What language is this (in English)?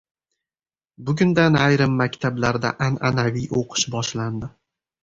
Uzbek